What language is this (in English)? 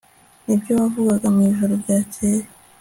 Kinyarwanda